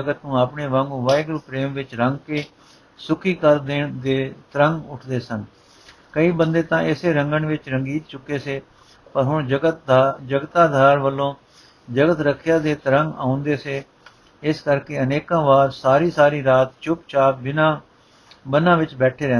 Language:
Punjabi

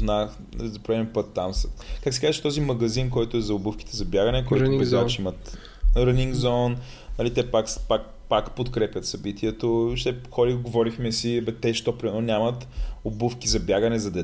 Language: Bulgarian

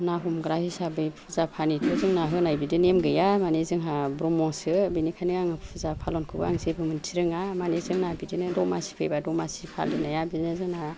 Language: Bodo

